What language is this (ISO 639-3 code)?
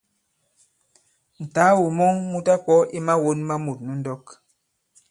abb